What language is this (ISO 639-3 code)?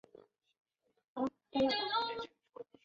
zho